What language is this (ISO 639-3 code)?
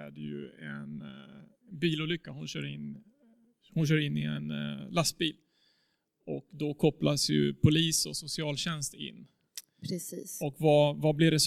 swe